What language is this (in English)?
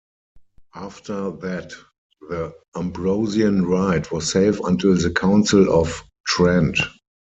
English